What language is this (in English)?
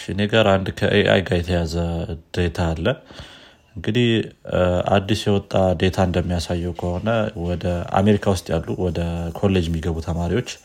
Amharic